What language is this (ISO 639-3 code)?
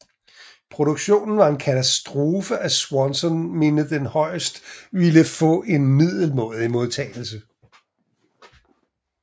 dan